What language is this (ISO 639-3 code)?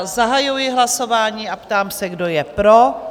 ces